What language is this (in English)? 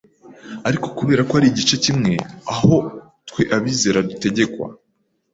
Kinyarwanda